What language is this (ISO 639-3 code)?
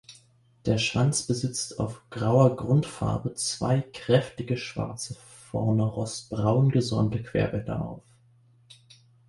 deu